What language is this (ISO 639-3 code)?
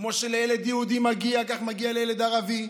heb